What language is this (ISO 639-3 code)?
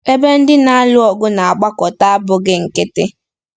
ibo